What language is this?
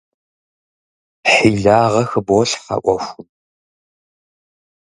Kabardian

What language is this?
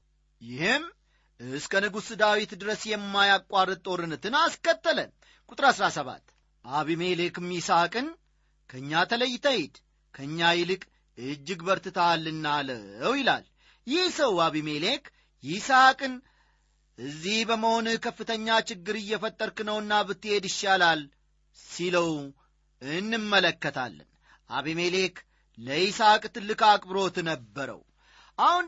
Amharic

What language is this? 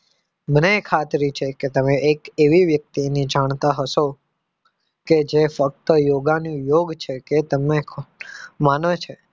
Gujarati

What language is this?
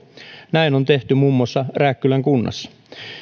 Finnish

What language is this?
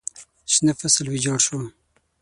Pashto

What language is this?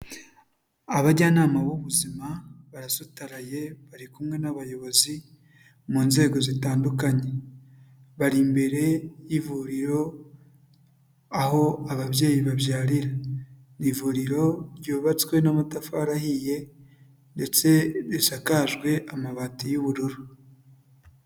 Kinyarwanda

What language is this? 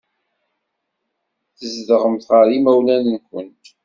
Kabyle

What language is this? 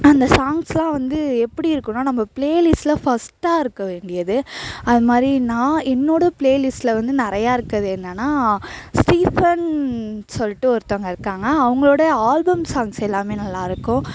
Tamil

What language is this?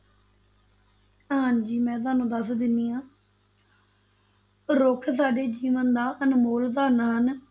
Punjabi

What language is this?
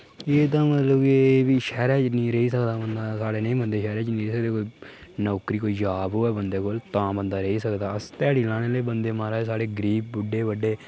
Dogri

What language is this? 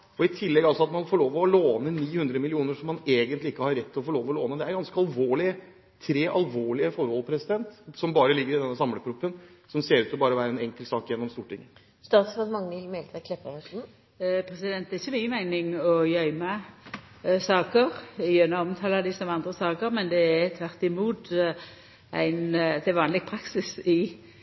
Norwegian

